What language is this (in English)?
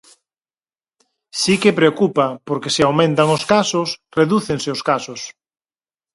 Galician